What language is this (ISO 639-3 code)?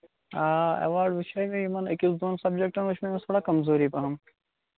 kas